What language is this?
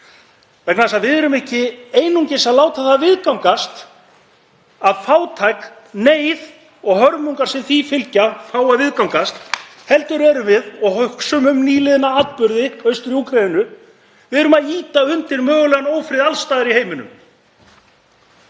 Icelandic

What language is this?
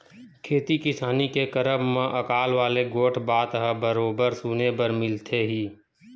Chhattisgarhi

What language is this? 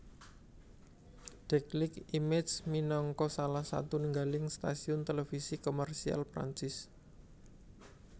Javanese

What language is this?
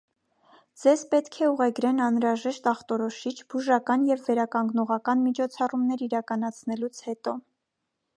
Armenian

